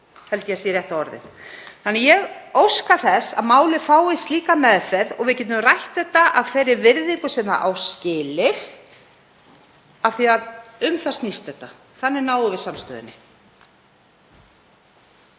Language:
Icelandic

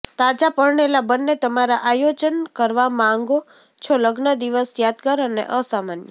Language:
Gujarati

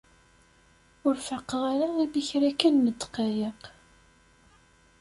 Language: Kabyle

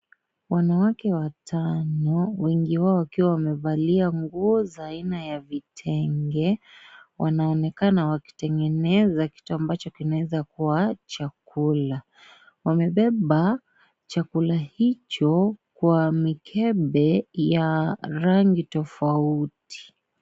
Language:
Swahili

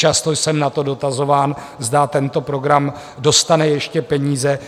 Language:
Czech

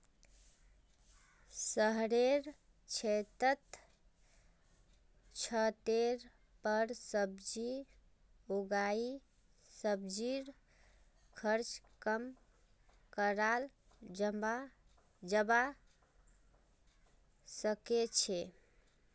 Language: Magahi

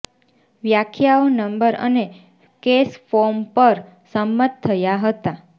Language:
Gujarati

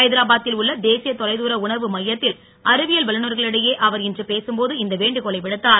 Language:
Tamil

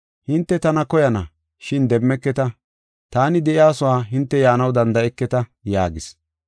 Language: Gofa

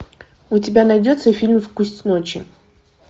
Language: Russian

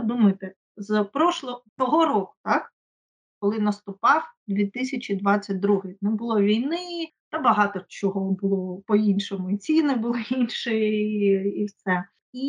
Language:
Ukrainian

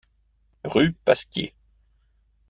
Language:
French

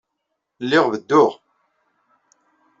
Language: Kabyle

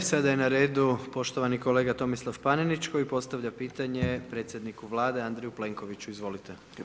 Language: Croatian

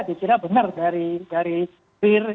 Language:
Indonesian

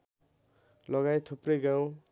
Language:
Nepali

